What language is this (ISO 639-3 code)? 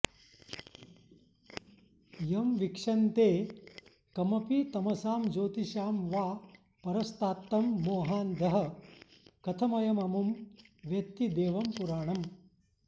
san